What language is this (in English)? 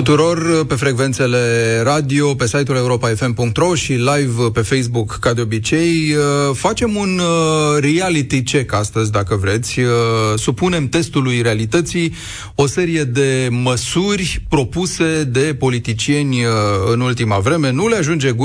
Romanian